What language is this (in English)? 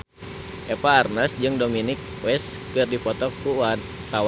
Sundanese